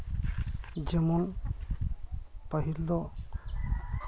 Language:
Santali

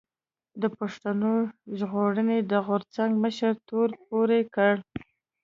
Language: Pashto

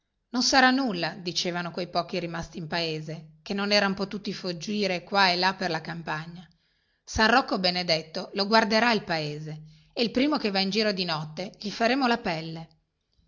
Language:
Italian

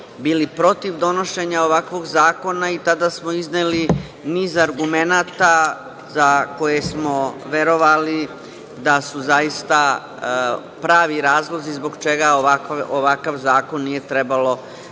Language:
Serbian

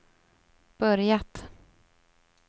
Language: Swedish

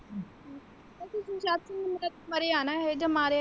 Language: Punjabi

